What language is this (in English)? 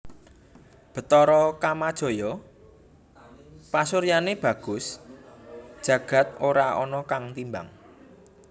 Javanese